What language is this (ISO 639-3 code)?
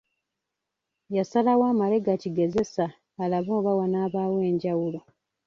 lug